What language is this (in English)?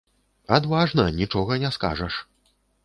Belarusian